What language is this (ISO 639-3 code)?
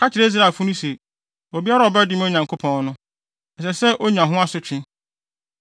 aka